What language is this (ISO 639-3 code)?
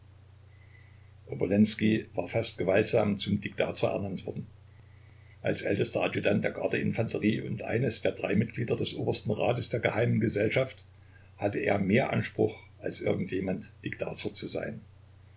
deu